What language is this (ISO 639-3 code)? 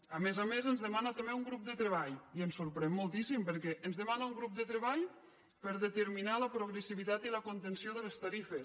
cat